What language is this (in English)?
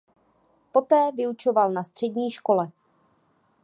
Czech